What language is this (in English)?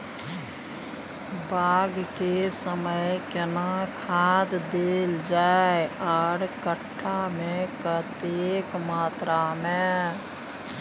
Maithili